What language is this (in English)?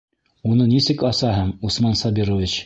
Bashkir